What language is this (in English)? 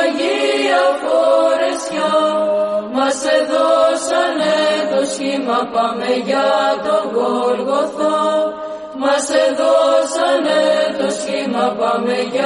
Greek